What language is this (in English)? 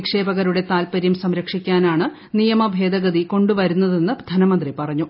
Malayalam